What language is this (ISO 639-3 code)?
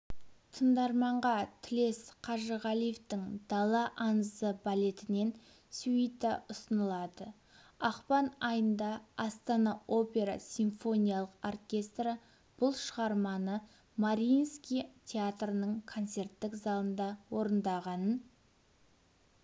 kaz